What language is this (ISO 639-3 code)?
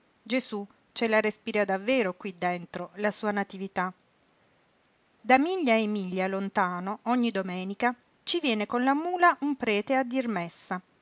ita